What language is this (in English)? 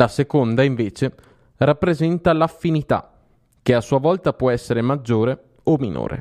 Italian